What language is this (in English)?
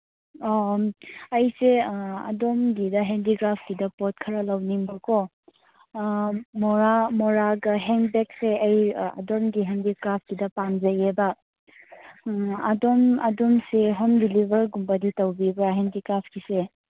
Manipuri